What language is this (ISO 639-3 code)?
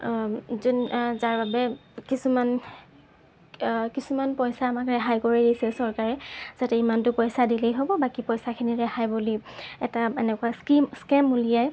asm